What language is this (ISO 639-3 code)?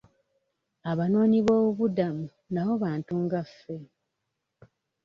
lug